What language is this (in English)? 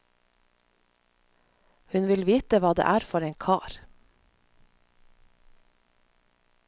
Norwegian